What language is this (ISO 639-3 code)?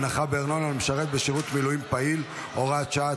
heb